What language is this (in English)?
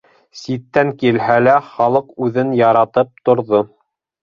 Bashkir